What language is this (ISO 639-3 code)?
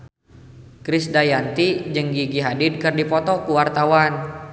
sun